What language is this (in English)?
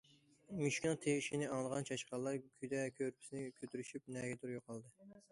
Uyghur